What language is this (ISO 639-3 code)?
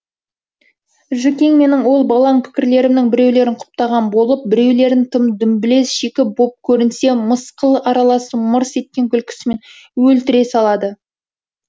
kaz